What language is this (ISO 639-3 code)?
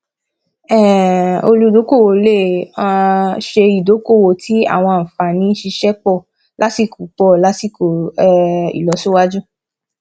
yor